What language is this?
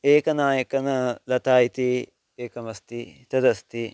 Sanskrit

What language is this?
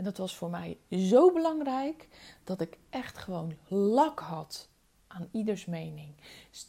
Dutch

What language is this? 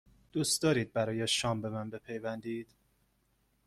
Persian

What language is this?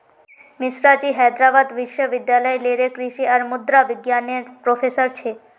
Magahi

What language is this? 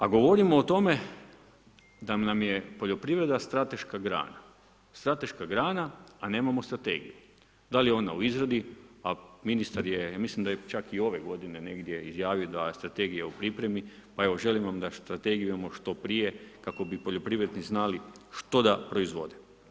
Croatian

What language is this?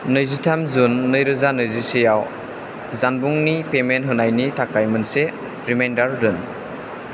Bodo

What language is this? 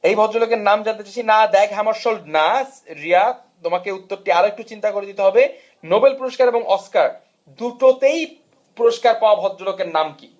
Bangla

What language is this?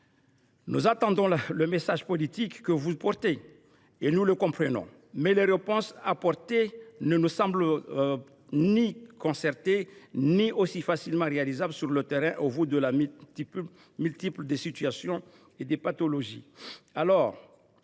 French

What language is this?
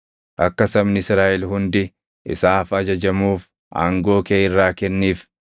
Oromo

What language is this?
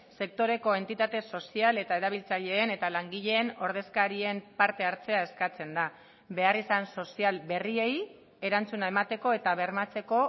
Basque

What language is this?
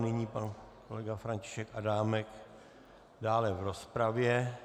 Czech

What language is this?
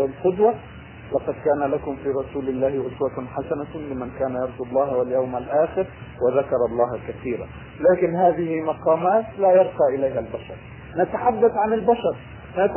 Arabic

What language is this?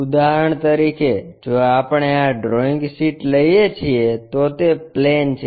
Gujarati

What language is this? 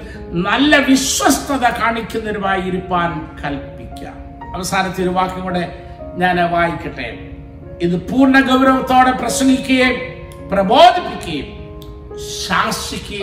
Malayalam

